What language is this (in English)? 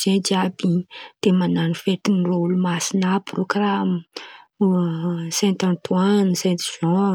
Antankarana Malagasy